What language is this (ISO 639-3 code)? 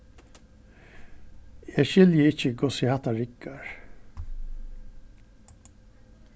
fao